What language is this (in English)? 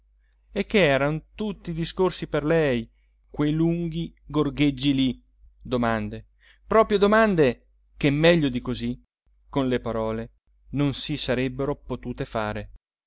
Italian